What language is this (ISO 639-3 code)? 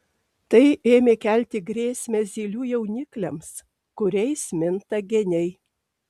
lit